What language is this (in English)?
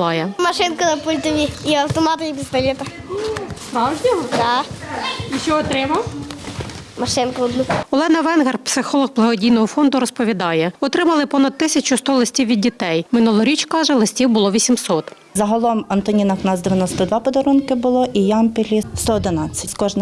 Ukrainian